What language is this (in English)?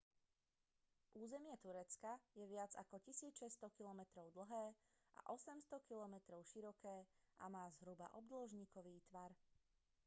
Slovak